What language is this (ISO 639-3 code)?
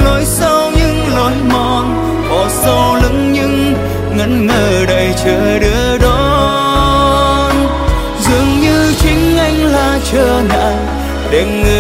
vie